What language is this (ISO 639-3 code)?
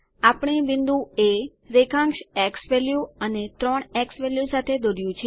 guj